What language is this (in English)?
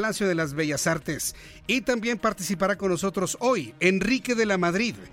Spanish